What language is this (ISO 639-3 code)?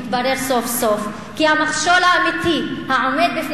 heb